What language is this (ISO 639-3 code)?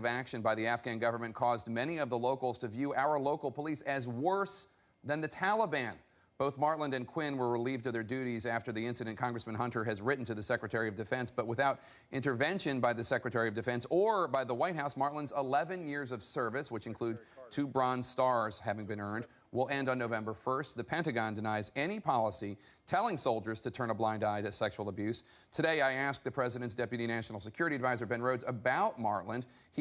eng